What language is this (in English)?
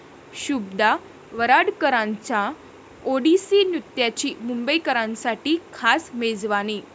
Marathi